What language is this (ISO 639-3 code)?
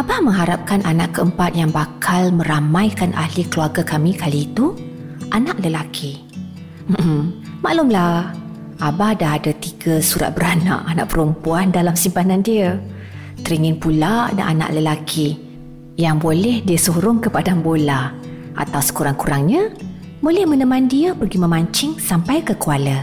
msa